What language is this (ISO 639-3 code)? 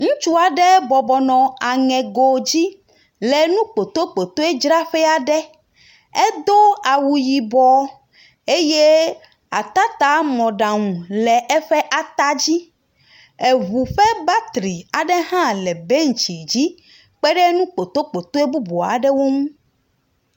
ewe